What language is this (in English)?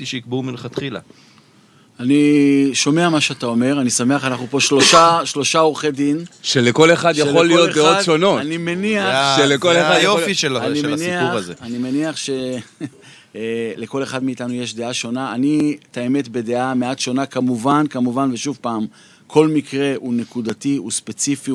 Hebrew